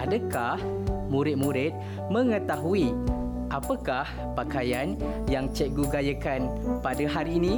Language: Malay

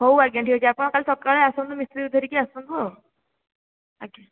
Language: Odia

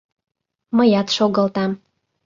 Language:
Mari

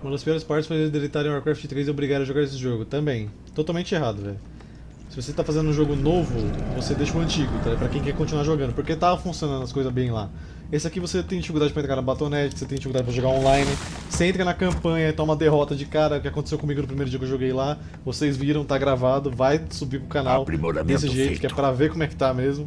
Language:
Portuguese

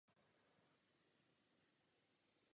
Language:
Czech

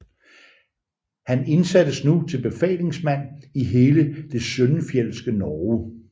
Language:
Danish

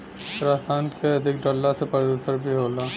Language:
Bhojpuri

